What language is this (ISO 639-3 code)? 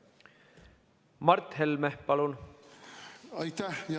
est